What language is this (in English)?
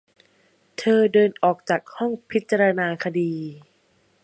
Thai